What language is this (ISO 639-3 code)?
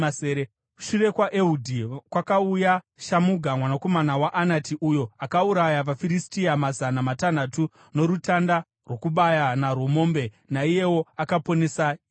sna